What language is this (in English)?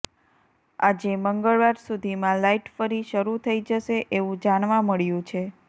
Gujarati